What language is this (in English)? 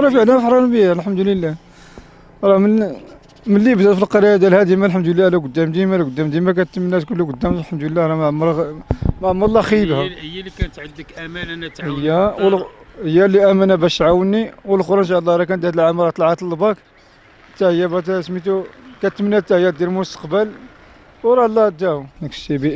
Arabic